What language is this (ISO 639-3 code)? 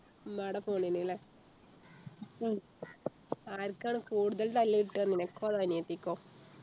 mal